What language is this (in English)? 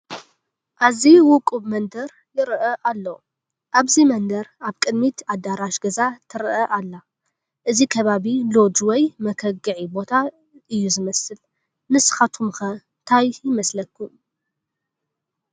Tigrinya